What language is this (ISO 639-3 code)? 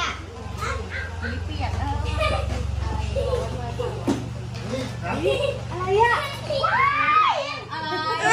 tha